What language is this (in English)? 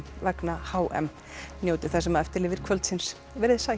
Icelandic